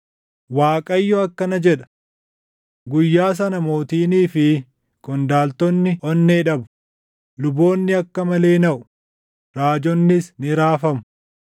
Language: Oromo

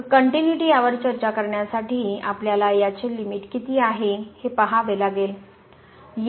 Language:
Marathi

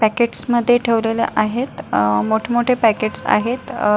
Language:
Marathi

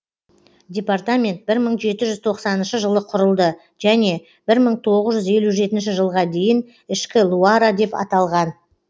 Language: Kazakh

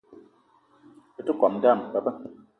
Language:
Eton (Cameroon)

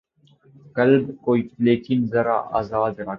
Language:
Urdu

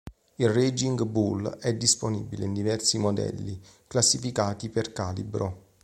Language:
Italian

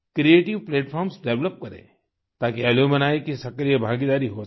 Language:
Hindi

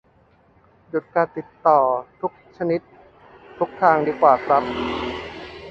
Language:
Thai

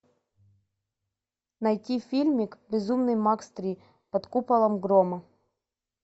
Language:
Russian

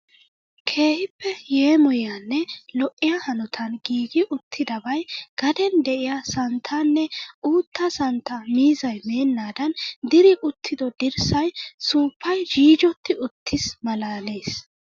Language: Wolaytta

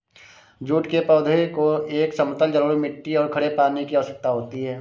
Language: Hindi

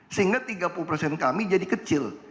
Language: Indonesian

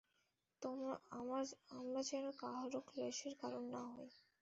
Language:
Bangla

